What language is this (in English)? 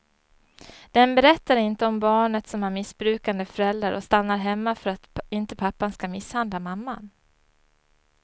Swedish